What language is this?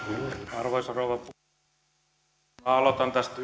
Finnish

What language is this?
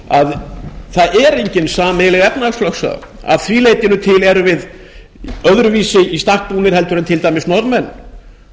Icelandic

